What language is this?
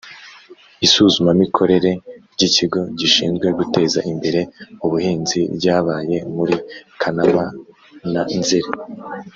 Kinyarwanda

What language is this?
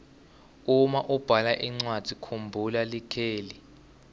Swati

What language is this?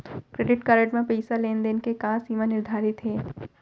Chhattisgarhi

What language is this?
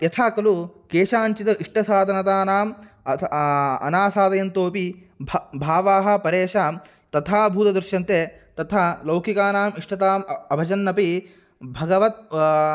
Sanskrit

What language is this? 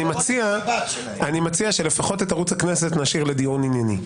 Hebrew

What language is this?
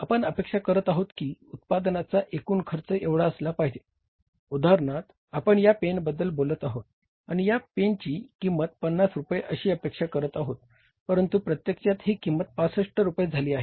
Marathi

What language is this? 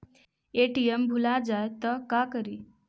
Magahi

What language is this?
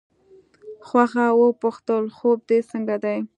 Pashto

